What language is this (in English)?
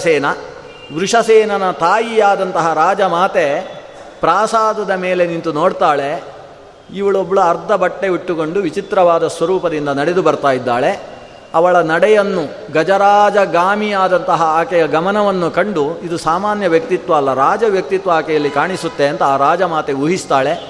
Kannada